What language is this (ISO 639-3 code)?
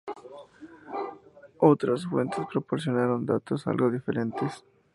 spa